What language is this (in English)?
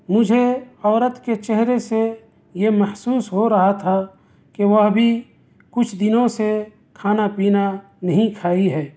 Urdu